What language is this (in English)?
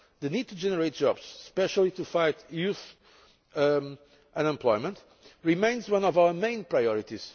English